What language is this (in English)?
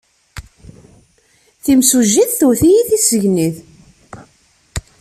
Kabyle